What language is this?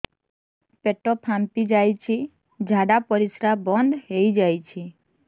Odia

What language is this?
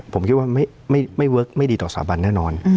Thai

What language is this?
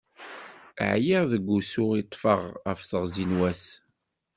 Kabyle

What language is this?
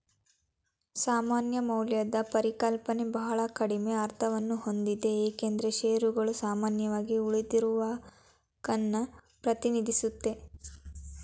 Kannada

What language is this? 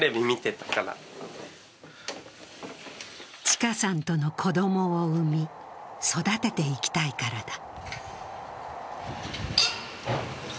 Japanese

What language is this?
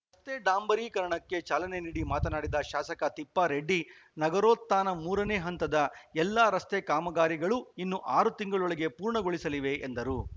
Kannada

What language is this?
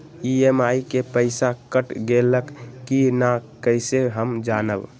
Magahi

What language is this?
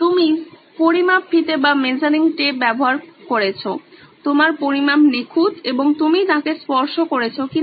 Bangla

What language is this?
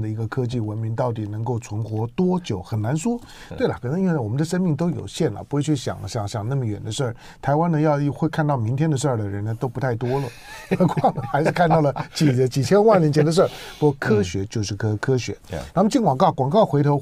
Chinese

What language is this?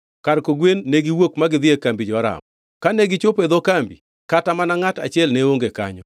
Luo (Kenya and Tanzania)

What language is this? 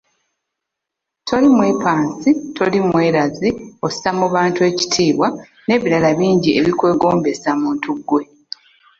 Ganda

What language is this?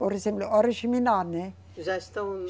Portuguese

